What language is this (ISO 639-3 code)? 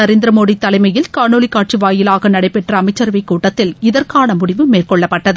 tam